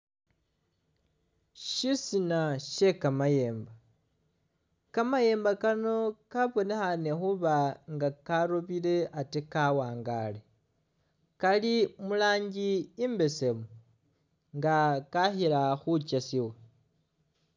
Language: Masaaba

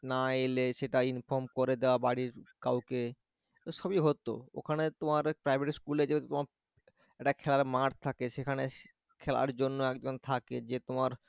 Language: Bangla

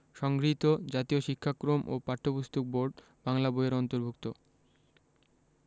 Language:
Bangla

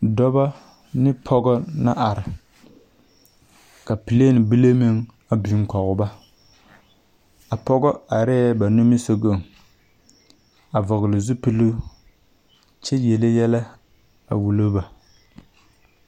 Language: Southern Dagaare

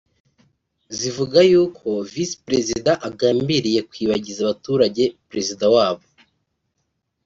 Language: Kinyarwanda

